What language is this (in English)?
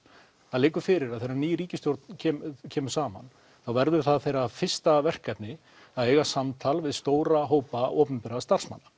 Icelandic